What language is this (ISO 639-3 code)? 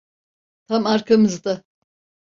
tur